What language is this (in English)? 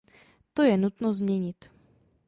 Czech